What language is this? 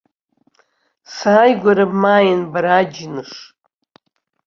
Abkhazian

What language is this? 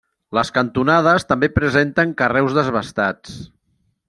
Catalan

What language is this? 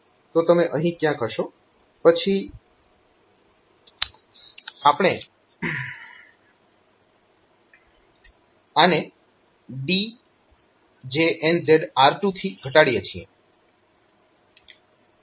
Gujarati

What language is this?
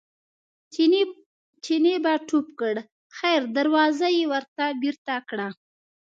Pashto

